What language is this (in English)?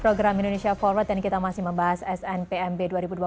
Indonesian